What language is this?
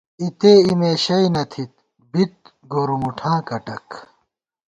Gawar-Bati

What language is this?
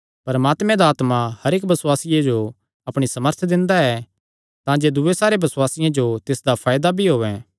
Kangri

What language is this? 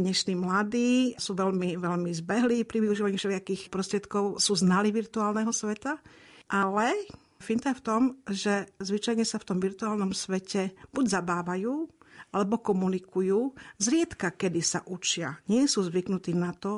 Slovak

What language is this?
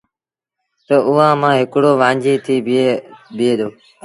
Sindhi Bhil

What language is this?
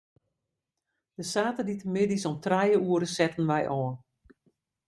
Western Frisian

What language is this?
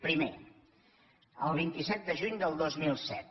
Catalan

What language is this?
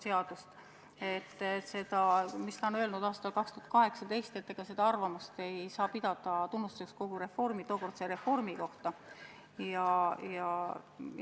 Estonian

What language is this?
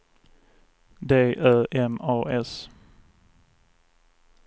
Swedish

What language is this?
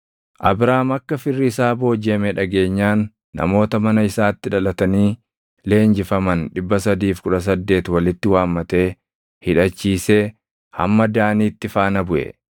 Oromo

